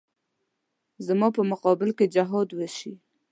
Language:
Pashto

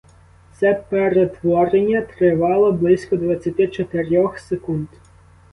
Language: Ukrainian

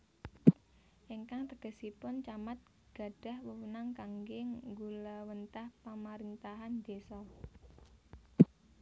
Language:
Javanese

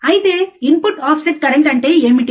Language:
Telugu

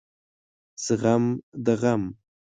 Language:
Pashto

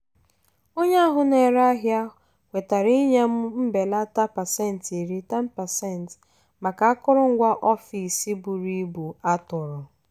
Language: Igbo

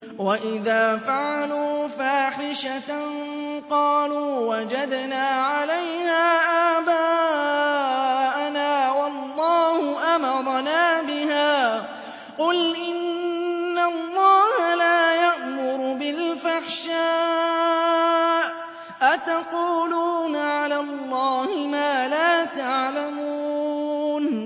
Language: Arabic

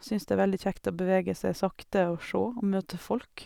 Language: Norwegian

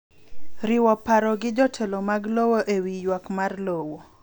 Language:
Luo (Kenya and Tanzania)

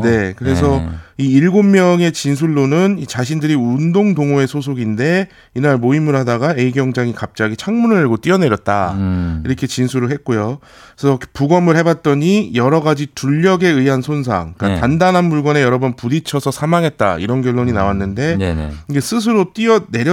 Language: Korean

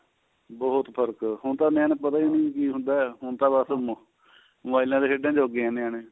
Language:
Punjabi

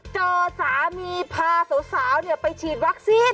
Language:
Thai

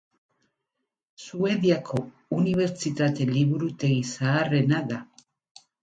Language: Basque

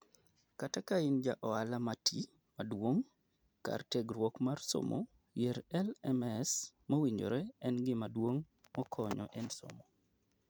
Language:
Luo (Kenya and Tanzania)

